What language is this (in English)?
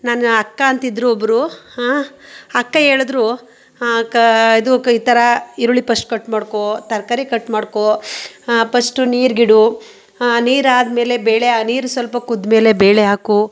Kannada